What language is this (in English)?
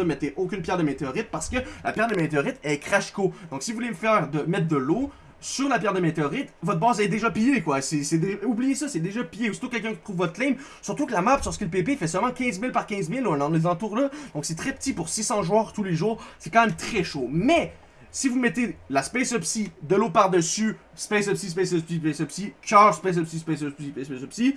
French